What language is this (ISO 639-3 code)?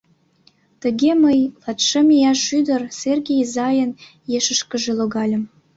chm